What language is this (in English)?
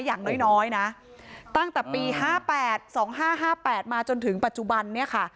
Thai